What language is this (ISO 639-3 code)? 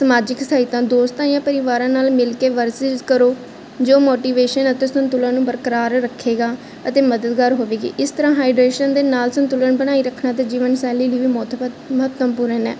pan